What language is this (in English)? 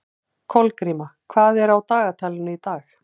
Icelandic